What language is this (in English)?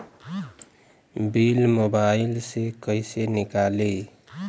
Bhojpuri